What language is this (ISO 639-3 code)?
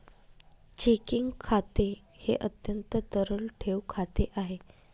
mar